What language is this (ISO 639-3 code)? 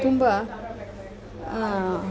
kan